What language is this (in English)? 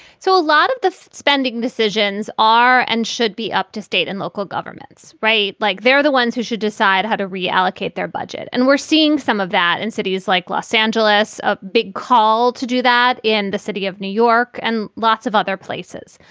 English